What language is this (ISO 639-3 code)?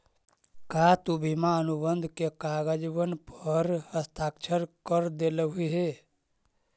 mag